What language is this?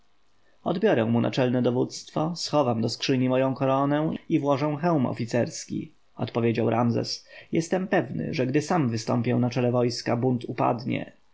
Polish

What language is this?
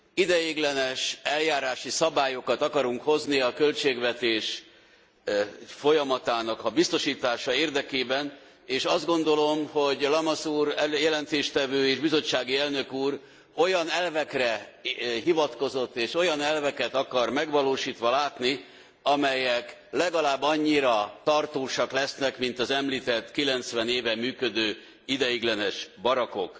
Hungarian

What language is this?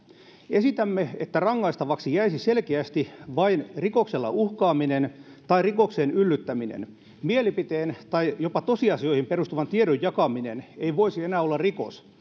Finnish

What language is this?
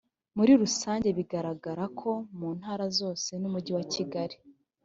Kinyarwanda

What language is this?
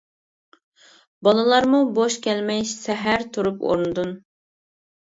Uyghur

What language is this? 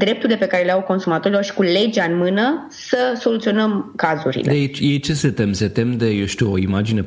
Romanian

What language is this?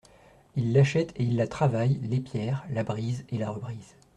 French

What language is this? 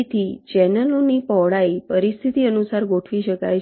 Gujarati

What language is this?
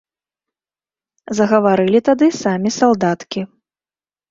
Belarusian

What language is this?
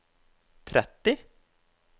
Norwegian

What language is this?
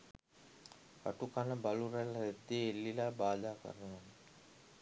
Sinhala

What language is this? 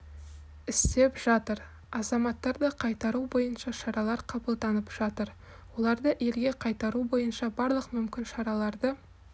Kazakh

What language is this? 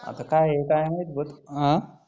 Marathi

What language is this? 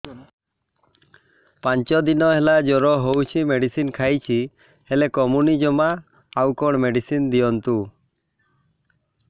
Odia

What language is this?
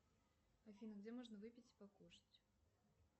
Russian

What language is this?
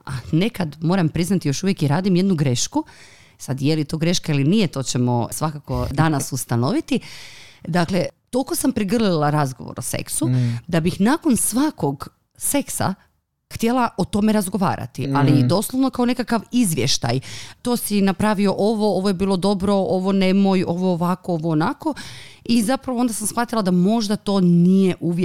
Croatian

